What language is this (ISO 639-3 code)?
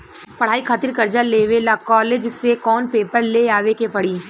bho